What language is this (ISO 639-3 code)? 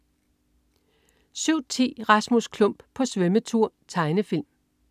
dan